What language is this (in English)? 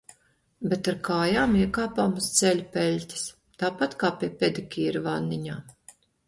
Latvian